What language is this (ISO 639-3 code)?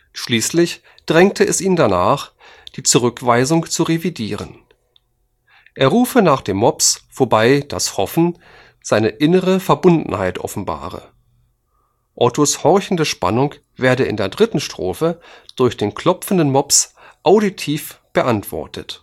deu